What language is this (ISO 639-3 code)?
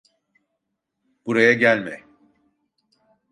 tur